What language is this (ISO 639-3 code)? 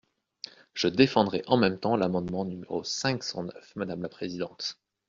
fra